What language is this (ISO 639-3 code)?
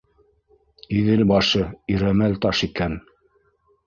bak